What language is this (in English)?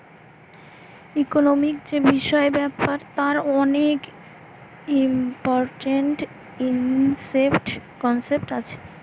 Bangla